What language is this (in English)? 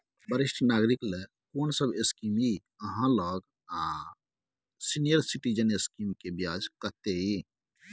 Maithili